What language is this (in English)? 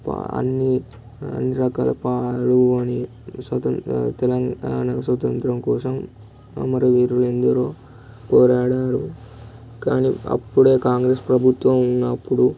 Telugu